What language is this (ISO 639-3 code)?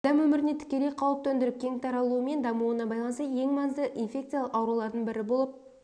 kaz